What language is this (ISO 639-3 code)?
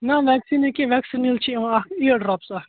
kas